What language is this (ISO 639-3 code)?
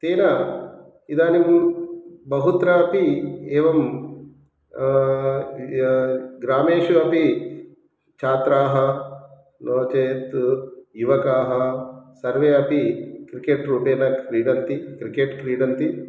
san